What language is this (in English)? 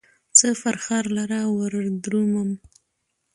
Pashto